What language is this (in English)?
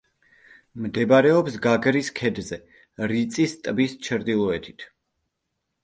Georgian